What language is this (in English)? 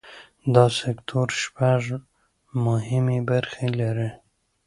Pashto